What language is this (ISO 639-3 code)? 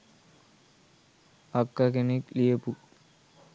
sin